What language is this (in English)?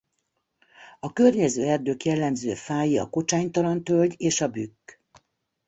Hungarian